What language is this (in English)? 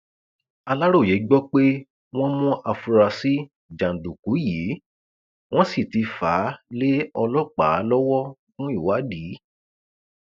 Yoruba